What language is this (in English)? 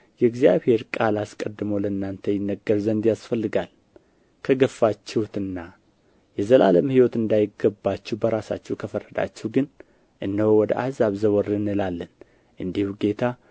Amharic